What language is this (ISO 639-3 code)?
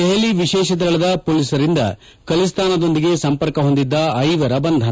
kan